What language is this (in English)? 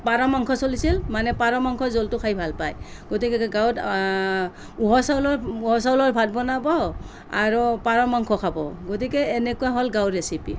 Assamese